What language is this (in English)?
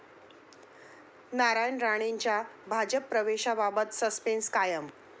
Marathi